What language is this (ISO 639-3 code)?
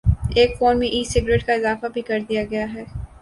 urd